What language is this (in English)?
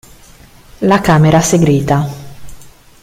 Italian